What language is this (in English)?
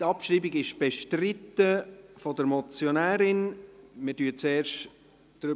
Swiss German